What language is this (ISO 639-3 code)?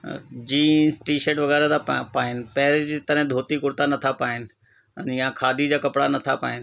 snd